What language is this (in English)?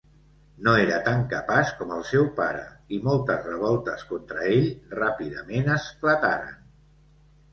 Catalan